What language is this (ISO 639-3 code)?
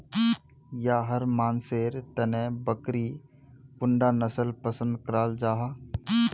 mag